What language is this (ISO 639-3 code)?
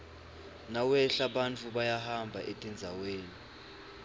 ssw